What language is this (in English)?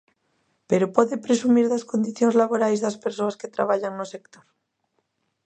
Galician